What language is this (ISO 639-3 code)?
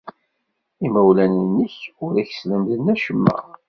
kab